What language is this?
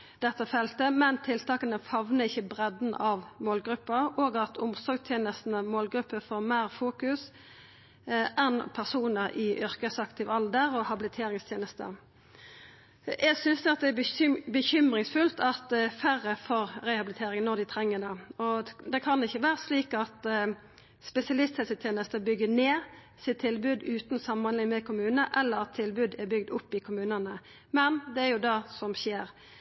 Norwegian Nynorsk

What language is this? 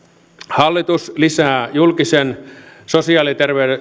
Finnish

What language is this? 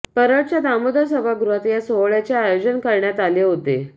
Marathi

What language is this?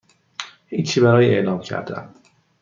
Persian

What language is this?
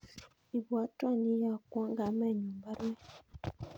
Kalenjin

